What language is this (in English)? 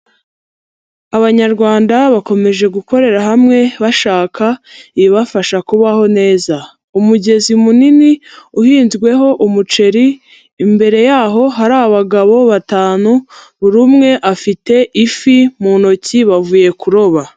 Kinyarwanda